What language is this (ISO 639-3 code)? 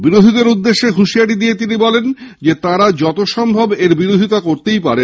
ben